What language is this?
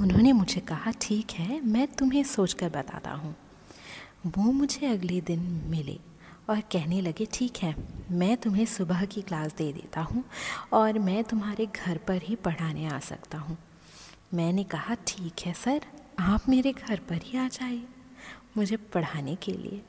Hindi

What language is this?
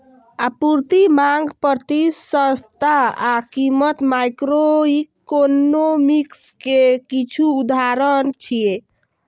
Maithili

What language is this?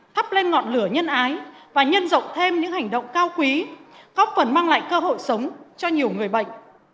Vietnamese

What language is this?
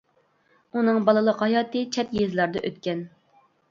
Uyghur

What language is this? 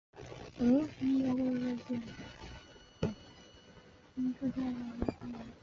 Chinese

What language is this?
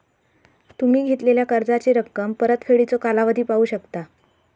Marathi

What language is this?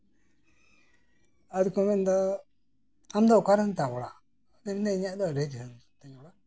Santali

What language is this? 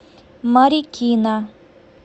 Russian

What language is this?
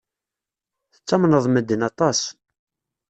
Kabyle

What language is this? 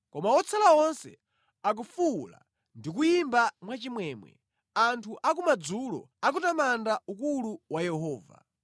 Nyanja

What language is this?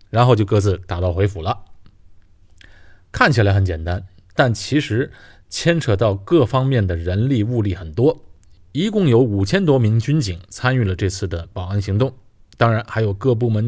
Chinese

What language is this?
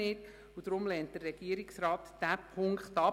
Swiss German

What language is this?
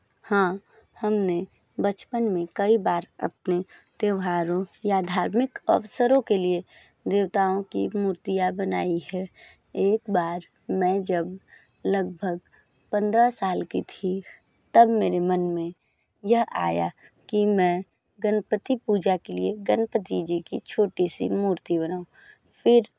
Hindi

